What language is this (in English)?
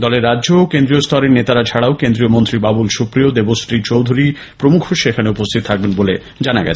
Bangla